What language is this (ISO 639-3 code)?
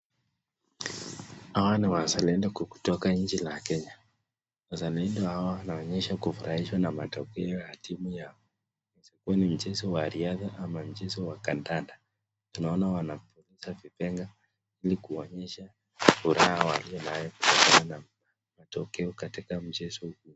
swa